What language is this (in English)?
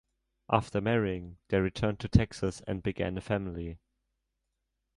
English